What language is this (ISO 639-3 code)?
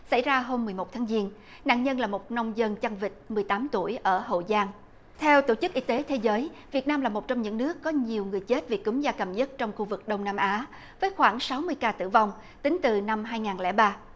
vie